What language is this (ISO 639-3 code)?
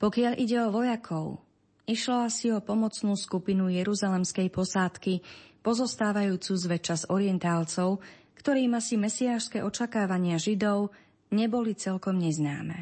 slk